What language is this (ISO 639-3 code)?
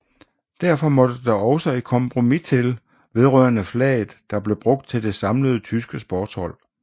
dan